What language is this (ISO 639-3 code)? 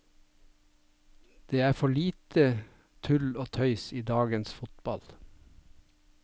nor